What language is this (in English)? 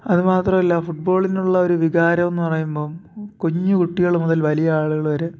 Malayalam